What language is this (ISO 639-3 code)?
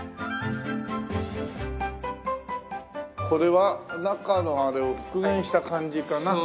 jpn